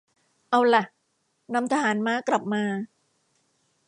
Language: Thai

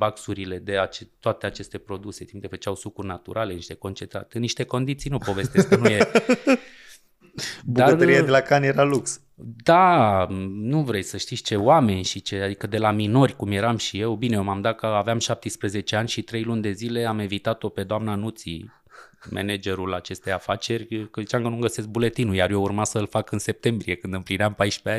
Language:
Romanian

